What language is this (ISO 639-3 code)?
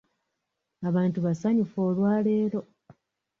lug